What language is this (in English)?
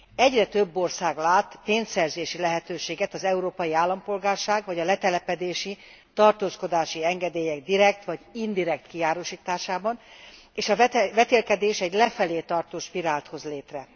Hungarian